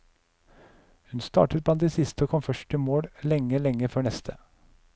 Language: Norwegian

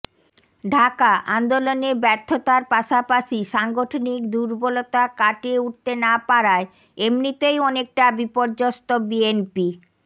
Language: Bangla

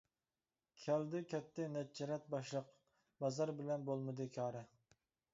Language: Uyghur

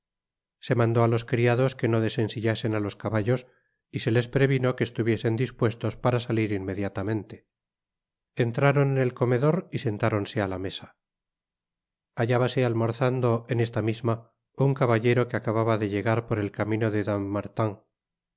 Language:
Spanish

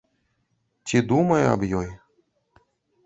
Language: Belarusian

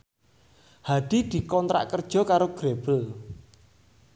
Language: Javanese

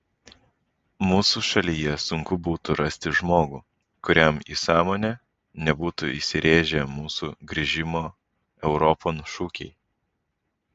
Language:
Lithuanian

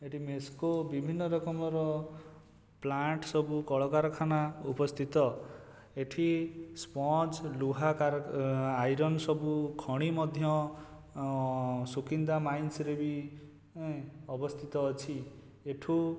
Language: Odia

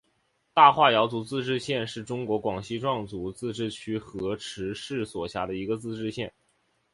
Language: Chinese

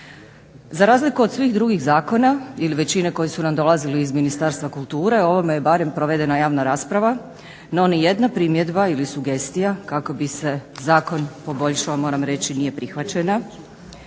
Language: Croatian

